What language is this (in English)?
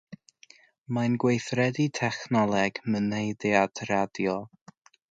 Welsh